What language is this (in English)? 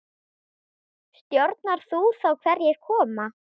Icelandic